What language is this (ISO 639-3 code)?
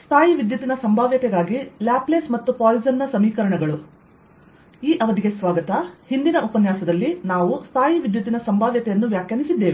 kan